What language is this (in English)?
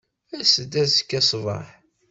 Kabyle